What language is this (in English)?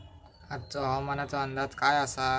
Marathi